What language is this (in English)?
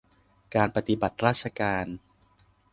Thai